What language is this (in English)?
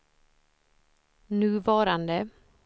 Swedish